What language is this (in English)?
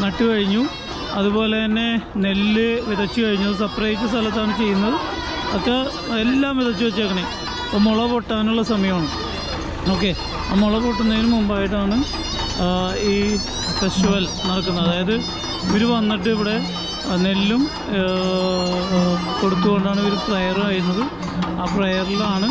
Thai